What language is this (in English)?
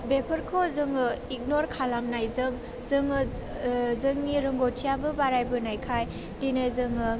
Bodo